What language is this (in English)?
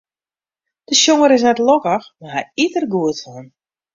Western Frisian